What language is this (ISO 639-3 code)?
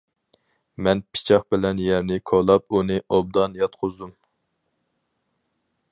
uig